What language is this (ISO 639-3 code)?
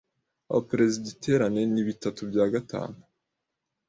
kin